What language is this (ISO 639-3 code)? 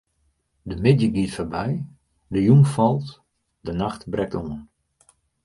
fry